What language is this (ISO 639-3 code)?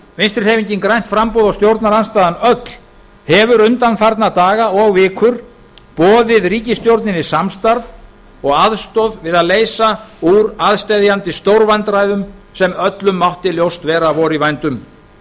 isl